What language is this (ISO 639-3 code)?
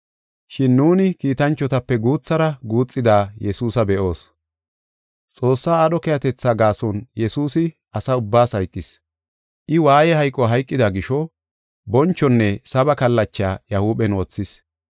gof